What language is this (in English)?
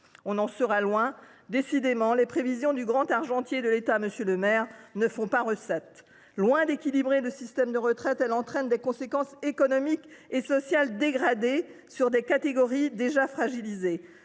French